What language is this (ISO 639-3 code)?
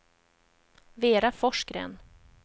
swe